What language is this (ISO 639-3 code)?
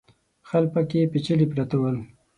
pus